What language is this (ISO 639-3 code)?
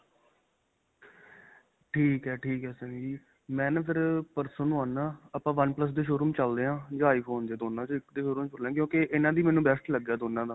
pan